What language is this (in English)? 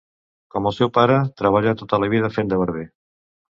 Catalan